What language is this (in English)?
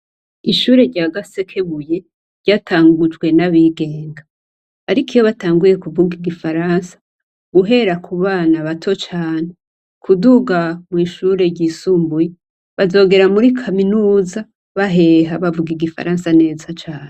Rundi